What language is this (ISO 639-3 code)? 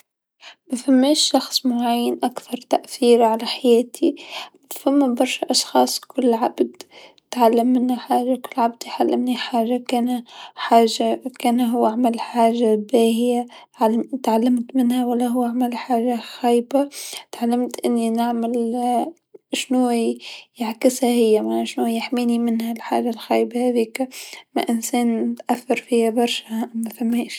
aeb